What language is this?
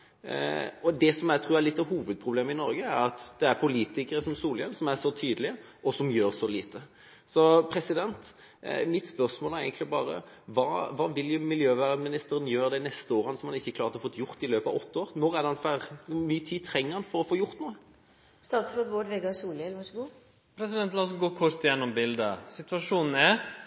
Norwegian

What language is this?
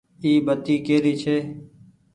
Goaria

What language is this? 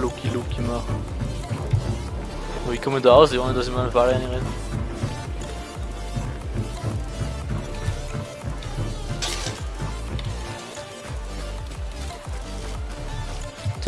German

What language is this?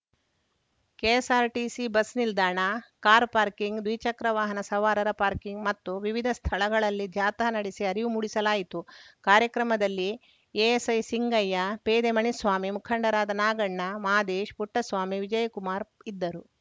Kannada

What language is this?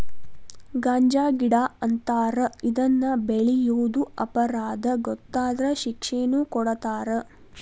Kannada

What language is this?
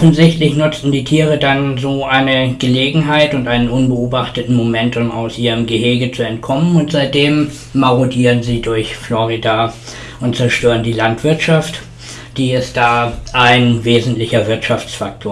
German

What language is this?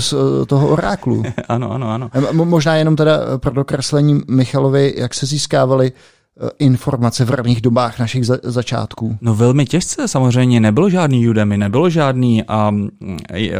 Czech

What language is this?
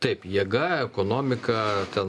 Lithuanian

